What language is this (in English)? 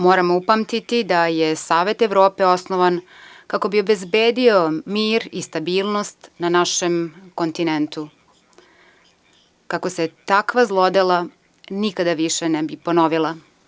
Serbian